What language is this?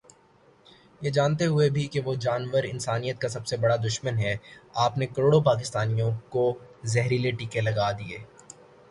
Urdu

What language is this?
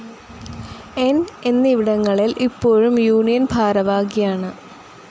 Malayalam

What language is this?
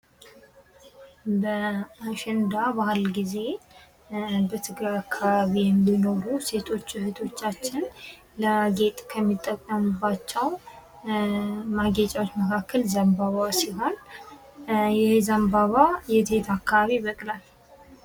Amharic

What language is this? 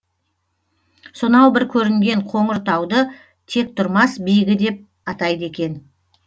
Kazakh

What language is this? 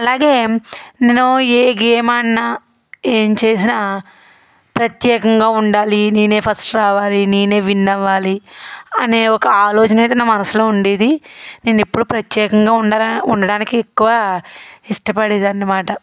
Telugu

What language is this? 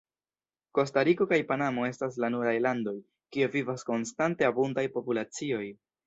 Esperanto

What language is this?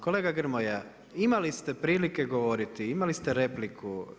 Croatian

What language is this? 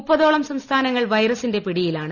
Malayalam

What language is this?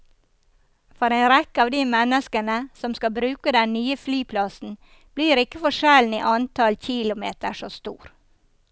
Norwegian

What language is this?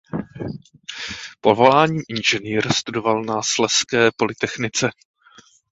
Czech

